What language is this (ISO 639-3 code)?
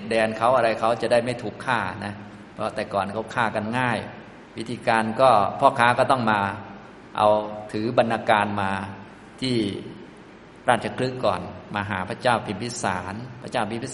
tha